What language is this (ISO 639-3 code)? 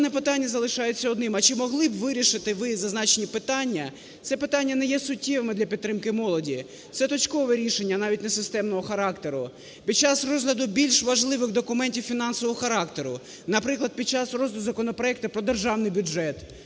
ukr